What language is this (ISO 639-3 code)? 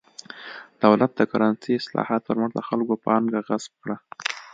pus